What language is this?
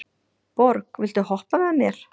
Icelandic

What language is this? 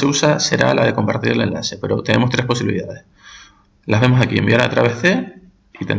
Spanish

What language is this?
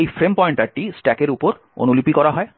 Bangla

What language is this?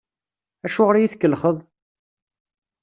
Kabyle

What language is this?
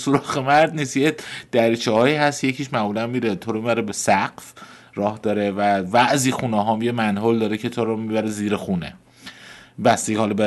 Persian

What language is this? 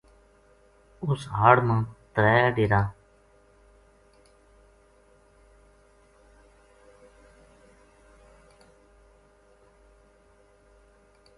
Gujari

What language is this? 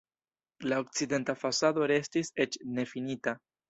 Esperanto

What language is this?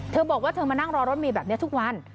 Thai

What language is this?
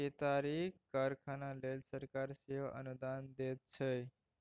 Maithili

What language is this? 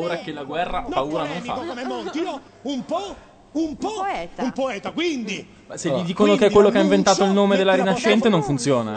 Italian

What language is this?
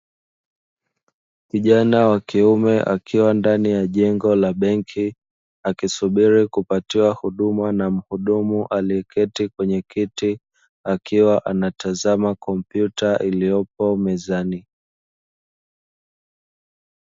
Swahili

